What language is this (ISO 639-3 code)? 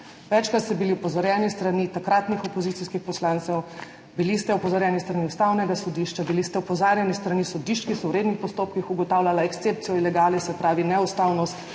slv